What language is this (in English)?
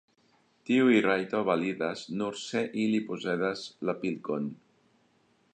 Esperanto